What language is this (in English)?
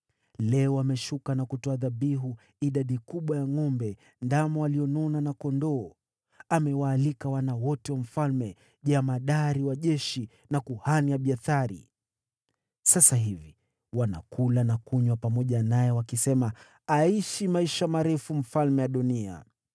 Swahili